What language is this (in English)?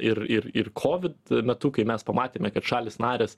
Lithuanian